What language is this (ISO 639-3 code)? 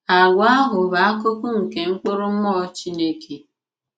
ibo